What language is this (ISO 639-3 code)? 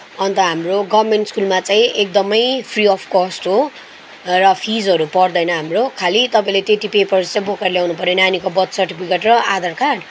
nep